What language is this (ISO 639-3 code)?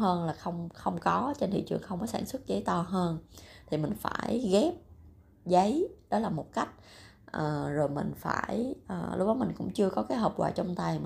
vie